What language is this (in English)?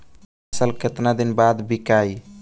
Bhojpuri